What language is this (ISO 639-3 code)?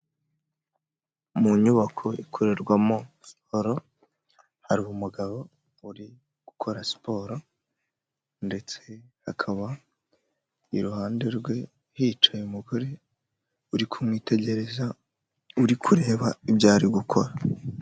kin